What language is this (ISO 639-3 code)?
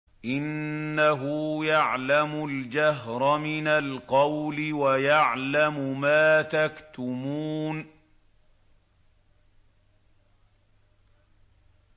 ara